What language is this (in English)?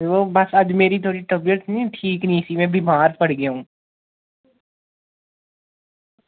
Dogri